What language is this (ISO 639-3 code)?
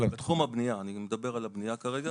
heb